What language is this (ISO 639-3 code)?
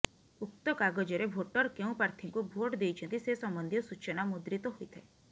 ori